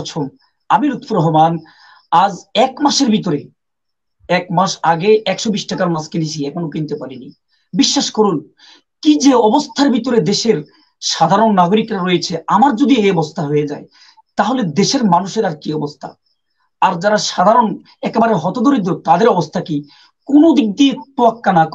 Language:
Turkish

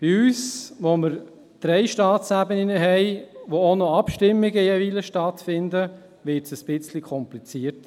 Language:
Swiss German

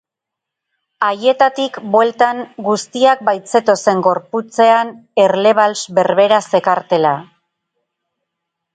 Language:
Basque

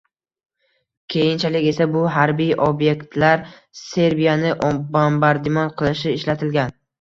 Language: Uzbek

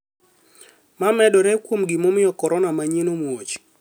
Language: Luo (Kenya and Tanzania)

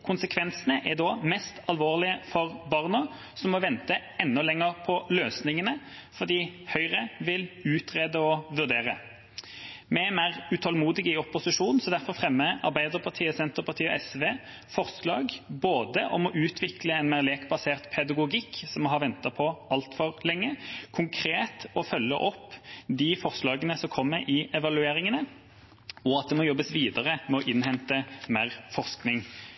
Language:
Norwegian Bokmål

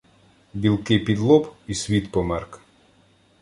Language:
Ukrainian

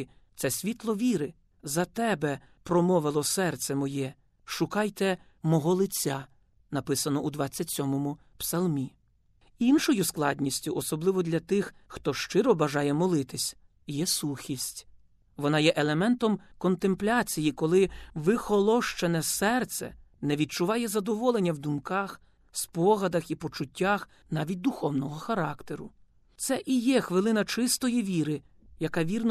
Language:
Ukrainian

